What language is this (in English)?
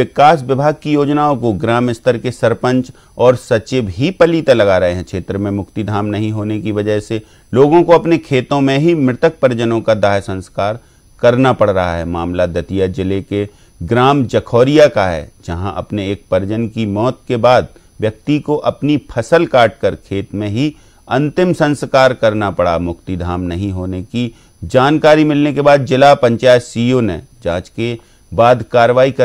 Hindi